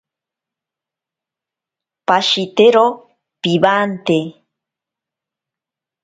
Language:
Ashéninka Perené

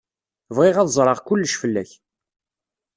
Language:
Kabyle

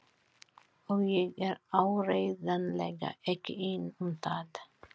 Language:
Icelandic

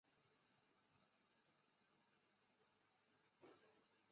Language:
Chinese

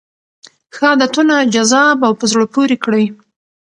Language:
Pashto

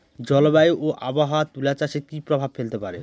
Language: Bangla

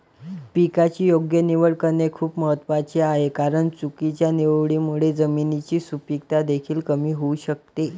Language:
Marathi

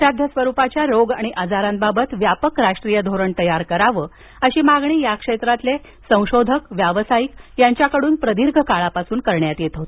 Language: Marathi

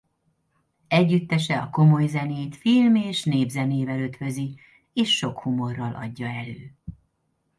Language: Hungarian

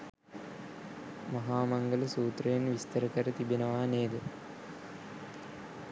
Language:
Sinhala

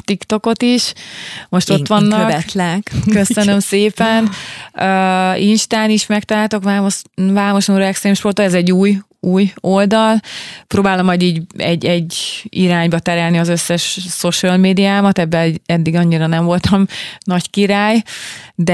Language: Hungarian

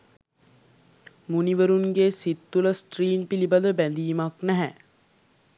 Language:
Sinhala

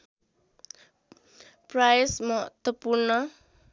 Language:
Nepali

